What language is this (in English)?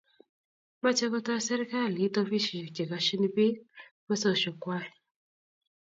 Kalenjin